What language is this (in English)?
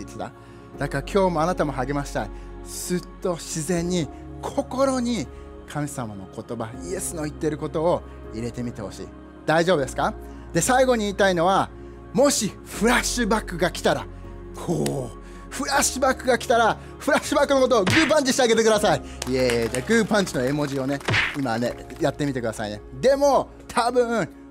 Japanese